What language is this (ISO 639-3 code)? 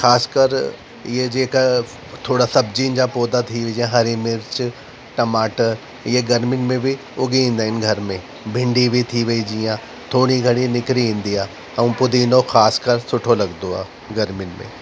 snd